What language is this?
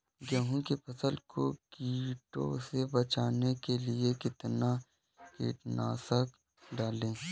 Hindi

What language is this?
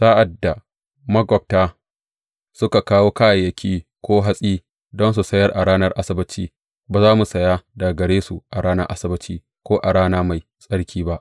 Hausa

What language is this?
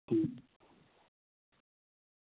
Dogri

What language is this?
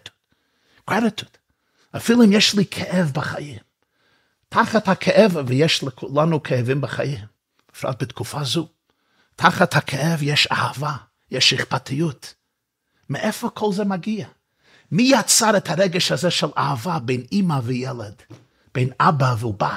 Hebrew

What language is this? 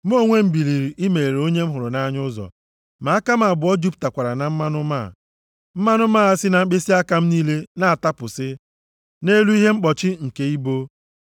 Igbo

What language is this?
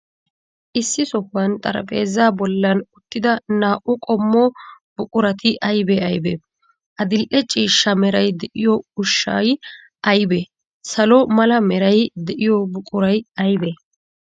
Wolaytta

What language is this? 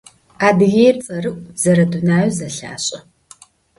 Adyghe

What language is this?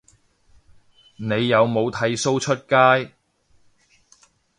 Cantonese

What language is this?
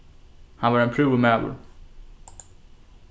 Faroese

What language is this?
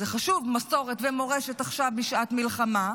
Hebrew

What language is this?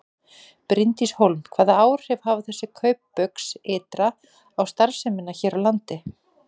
Icelandic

